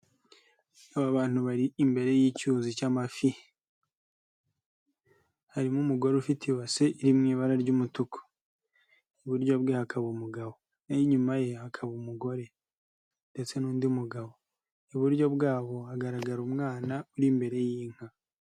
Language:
Kinyarwanda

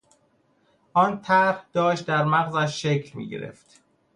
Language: Persian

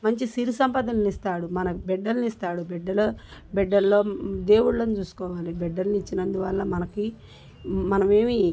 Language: Telugu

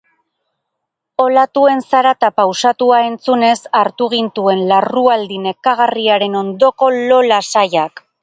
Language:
Basque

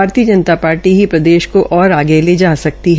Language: Hindi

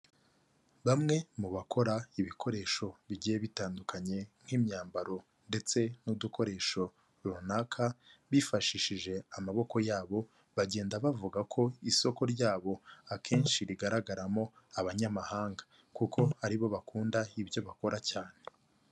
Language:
Kinyarwanda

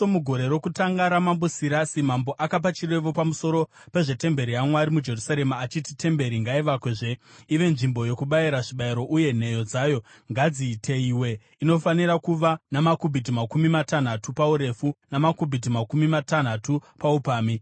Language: Shona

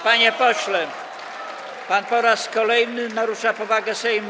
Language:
Polish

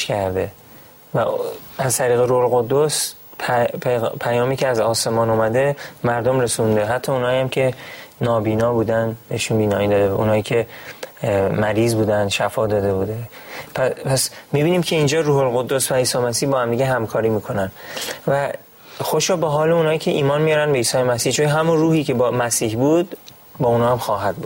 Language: Persian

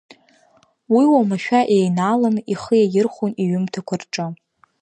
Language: Abkhazian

